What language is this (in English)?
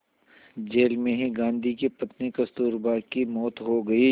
Hindi